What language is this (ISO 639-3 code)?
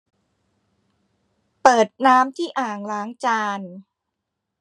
tha